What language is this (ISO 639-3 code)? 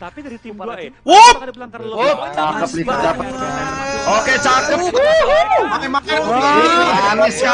ind